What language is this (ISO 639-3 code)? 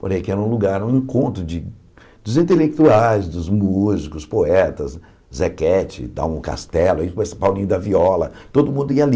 por